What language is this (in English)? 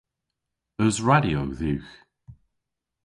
Cornish